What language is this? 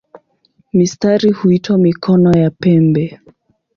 Swahili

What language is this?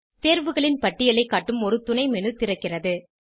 Tamil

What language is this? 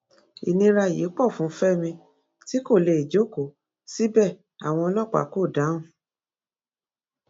Yoruba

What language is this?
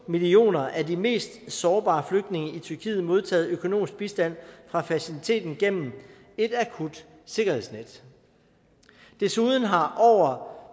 Danish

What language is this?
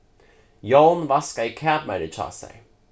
Faroese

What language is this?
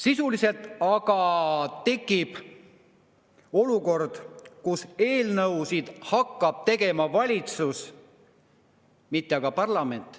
Estonian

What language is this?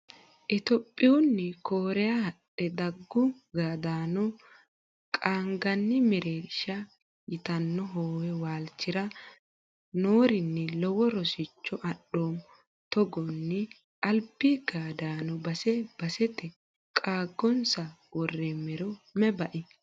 Sidamo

